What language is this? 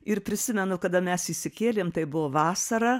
Lithuanian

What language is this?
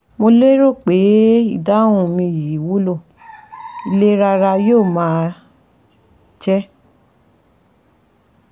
Yoruba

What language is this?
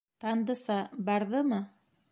Bashkir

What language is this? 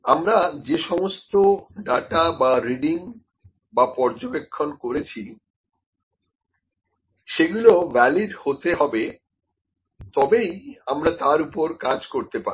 Bangla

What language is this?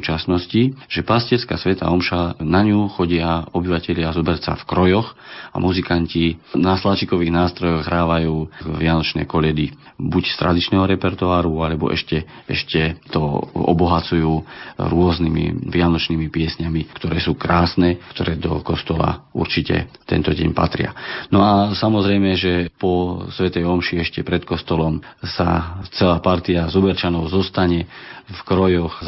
Slovak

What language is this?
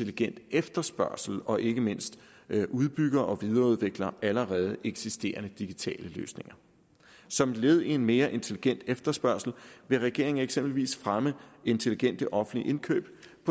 Danish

